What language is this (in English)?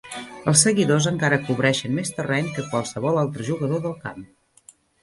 Catalan